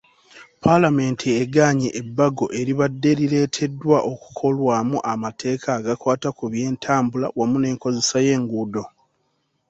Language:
Ganda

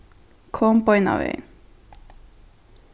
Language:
Faroese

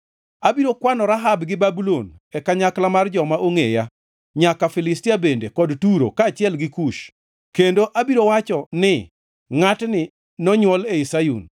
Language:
Luo (Kenya and Tanzania)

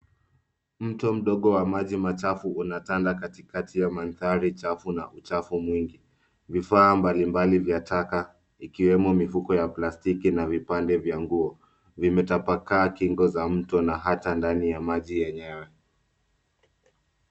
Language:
Swahili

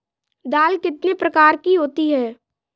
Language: Hindi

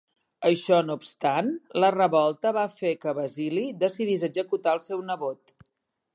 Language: Catalan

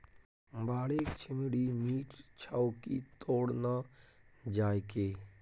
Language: Maithili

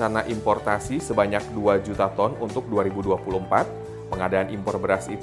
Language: Indonesian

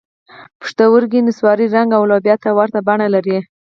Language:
Pashto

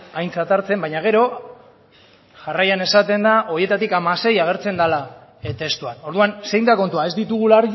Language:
Basque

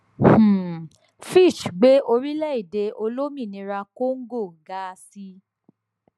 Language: Yoruba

